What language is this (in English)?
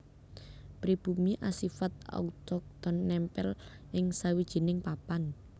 Javanese